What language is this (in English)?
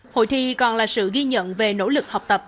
Vietnamese